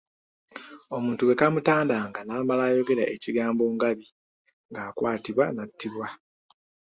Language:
Ganda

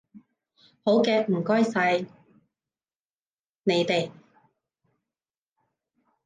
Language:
Cantonese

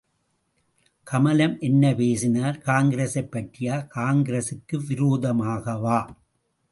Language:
Tamil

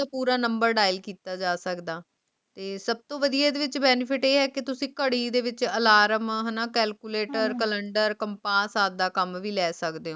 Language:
Punjabi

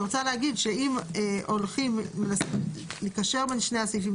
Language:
Hebrew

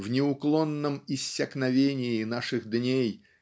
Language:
Russian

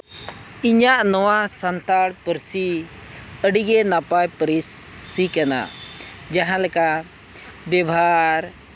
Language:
Santali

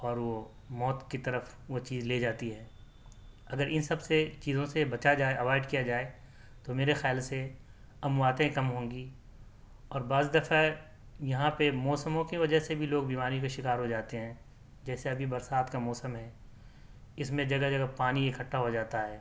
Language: Urdu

